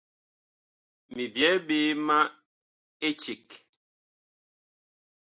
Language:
Bakoko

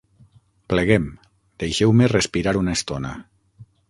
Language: Catalan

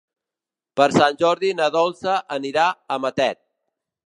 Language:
Catalan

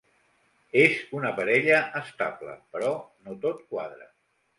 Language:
Catalan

